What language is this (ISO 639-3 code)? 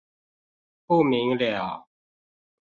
zho